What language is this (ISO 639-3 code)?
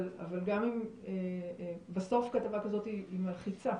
heb